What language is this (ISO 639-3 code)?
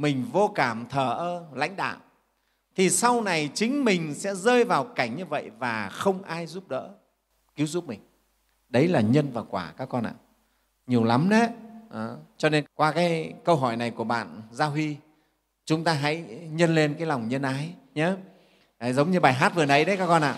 vie